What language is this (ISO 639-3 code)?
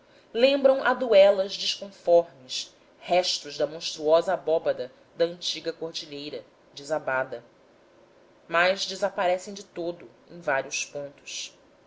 por